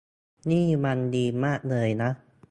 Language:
Thai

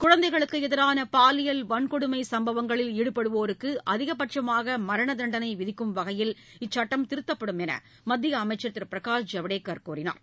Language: Tamil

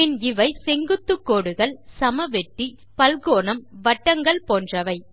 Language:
Tamil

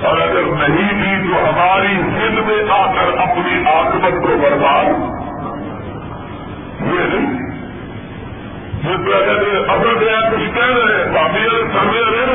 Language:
Urdu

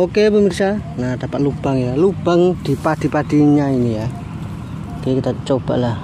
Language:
Indonesian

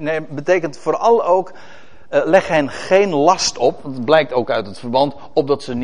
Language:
Dutch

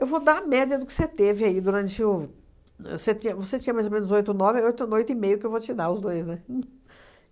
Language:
Portuguese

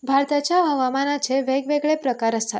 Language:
Konkani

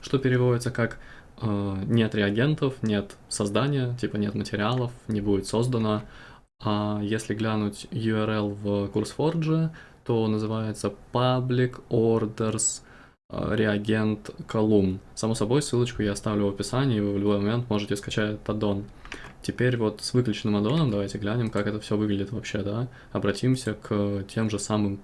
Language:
Russian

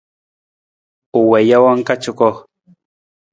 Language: Nawdm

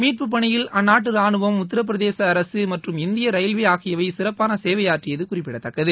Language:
Tamil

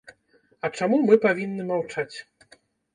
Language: Belarusian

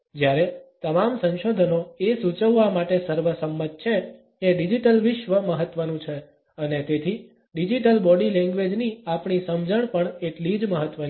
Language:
Gujarati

